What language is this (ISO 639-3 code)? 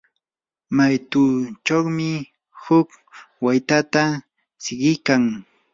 qur